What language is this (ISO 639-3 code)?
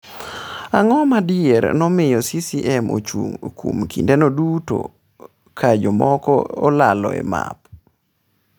luo